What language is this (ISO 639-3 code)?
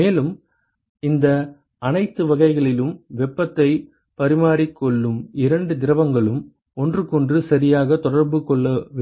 tam